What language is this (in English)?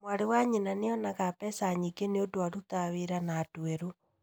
Kikuyu